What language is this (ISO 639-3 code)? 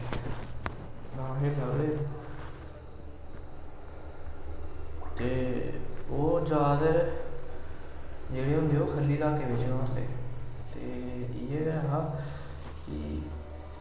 doi